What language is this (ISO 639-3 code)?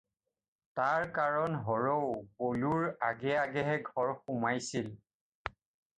asm